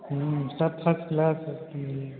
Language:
Hindi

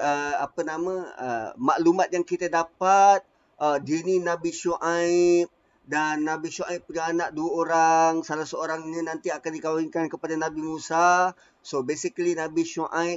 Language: Malay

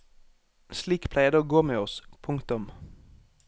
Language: Norwegian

